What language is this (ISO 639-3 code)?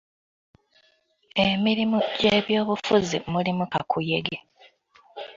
lug